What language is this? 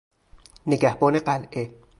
Persian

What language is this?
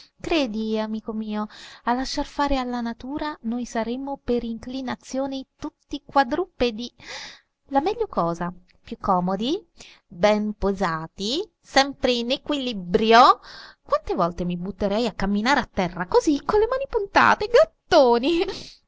Italian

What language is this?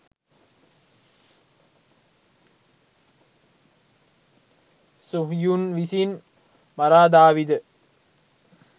Sinhala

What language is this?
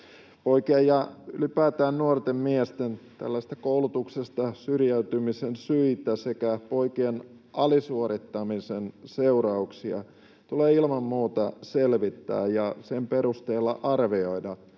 Finnish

